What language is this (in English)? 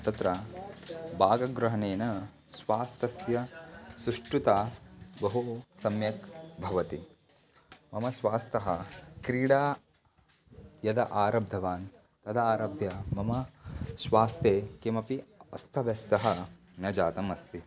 Sanskrit